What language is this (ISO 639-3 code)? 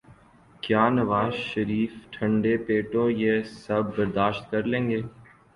urd